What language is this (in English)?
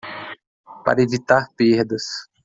Portuguese